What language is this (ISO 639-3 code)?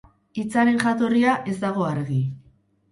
eus